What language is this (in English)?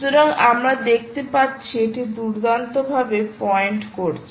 Bangla